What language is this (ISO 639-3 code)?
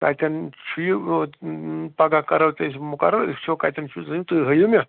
kas